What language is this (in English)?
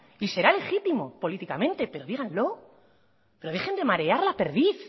Spanish